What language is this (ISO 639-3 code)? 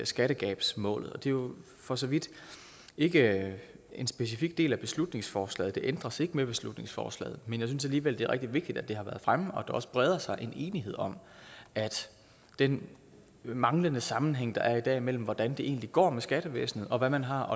dan